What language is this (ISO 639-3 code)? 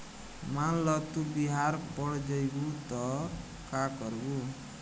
bho